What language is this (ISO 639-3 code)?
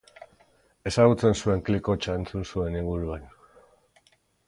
eus